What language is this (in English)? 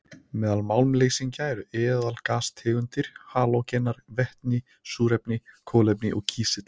Icelandic